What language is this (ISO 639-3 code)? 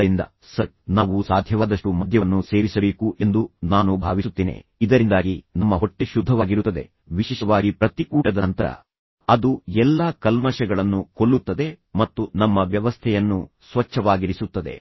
kan